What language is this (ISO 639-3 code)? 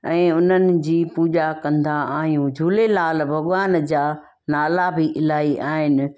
snd